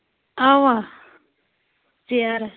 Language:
Kashmiri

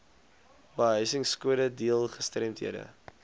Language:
Afrikaans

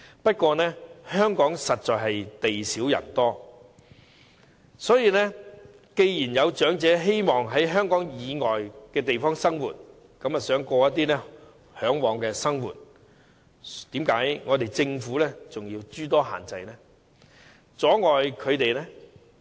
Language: Cantonese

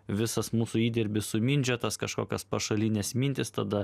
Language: Lithuanian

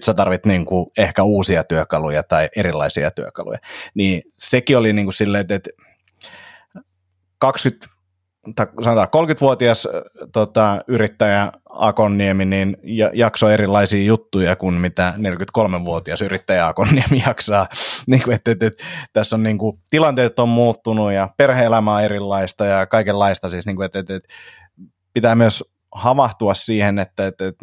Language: Finnish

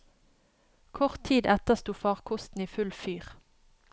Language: Norwegian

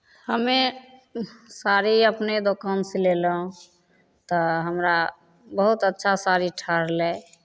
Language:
Maithili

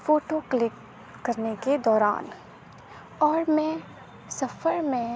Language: Urdu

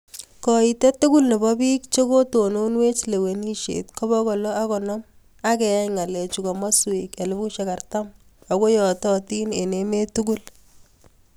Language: Kalenjin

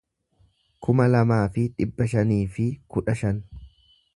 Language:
Oromo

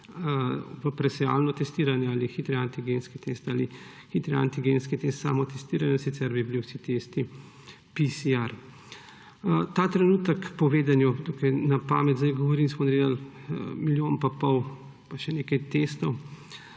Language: Slovenian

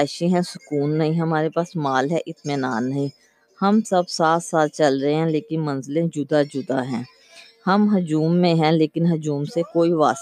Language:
Urdu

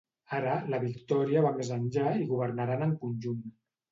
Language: Catalan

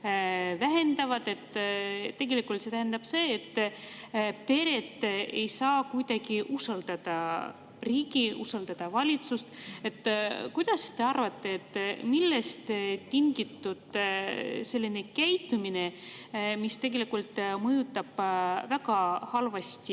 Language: Estonian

